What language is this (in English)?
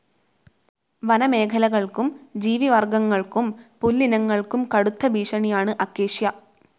Malayalam